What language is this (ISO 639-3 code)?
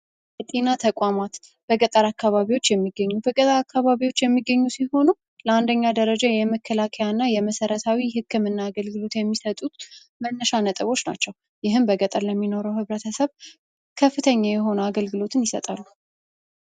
amh